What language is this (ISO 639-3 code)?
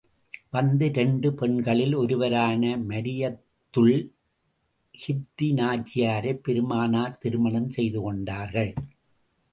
tam